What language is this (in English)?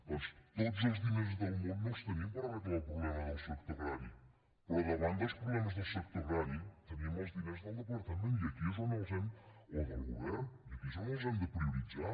Catalan